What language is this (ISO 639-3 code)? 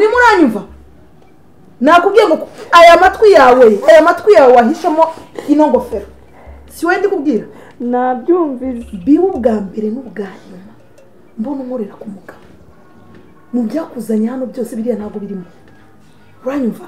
ron